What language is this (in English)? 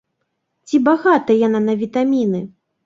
Belarusian